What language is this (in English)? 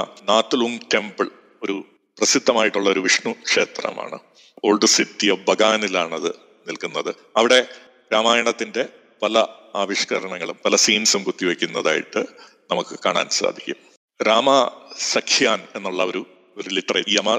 Malayalam